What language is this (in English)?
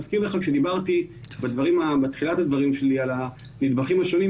Hebrew